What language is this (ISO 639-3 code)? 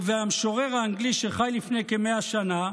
heb